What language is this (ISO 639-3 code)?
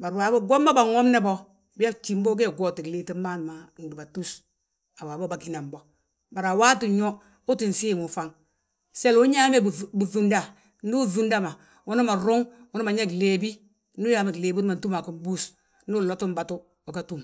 bjt